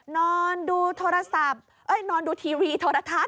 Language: Thai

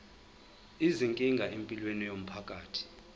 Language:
Zulu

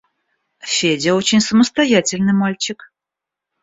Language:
Russian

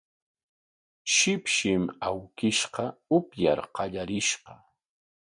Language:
Corongo Ancash Quechua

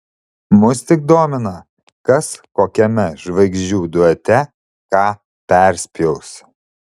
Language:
Lithuanian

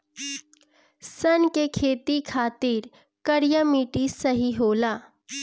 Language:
Bhojpuri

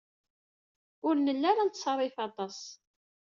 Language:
Kabyle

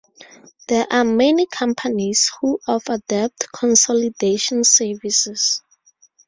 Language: English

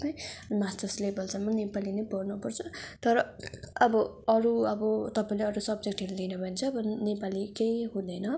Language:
Nepali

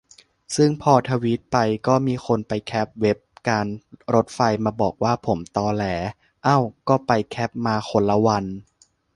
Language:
Thai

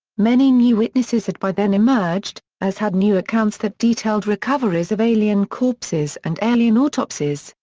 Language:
English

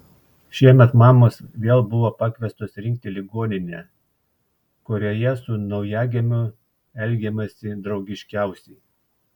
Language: Lithuanian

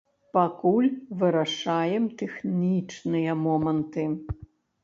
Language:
Belarusian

